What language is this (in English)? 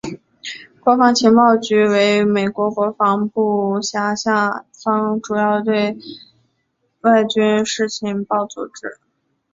Chinese